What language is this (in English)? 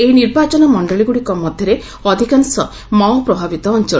Odia